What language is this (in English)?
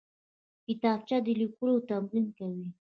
Pashto